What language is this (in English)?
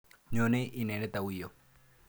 Kalenjin